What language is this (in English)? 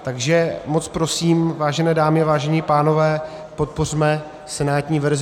Czech